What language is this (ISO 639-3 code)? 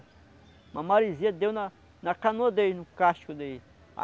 por